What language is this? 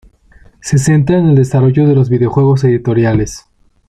Spanish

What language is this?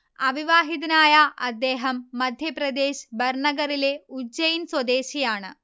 Malayalam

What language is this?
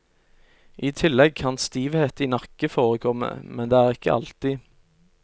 Norwegian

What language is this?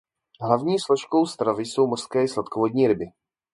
Czech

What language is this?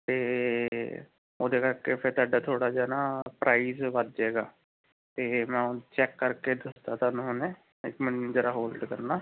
Punjabi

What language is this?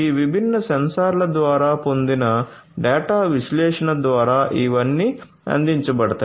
Telugu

